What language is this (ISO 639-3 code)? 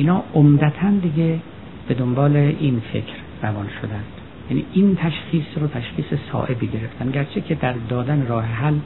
fas